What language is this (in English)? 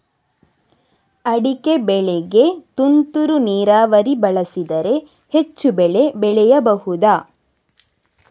Kannada